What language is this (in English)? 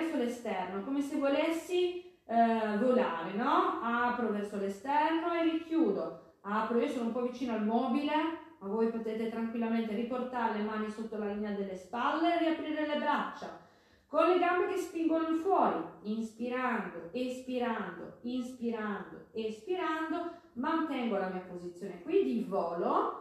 Italian